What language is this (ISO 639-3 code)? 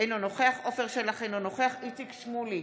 heb